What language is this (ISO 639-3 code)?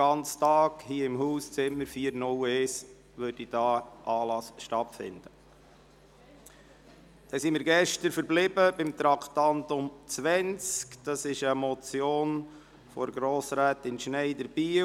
gsw